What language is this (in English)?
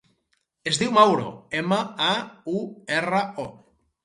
Catalan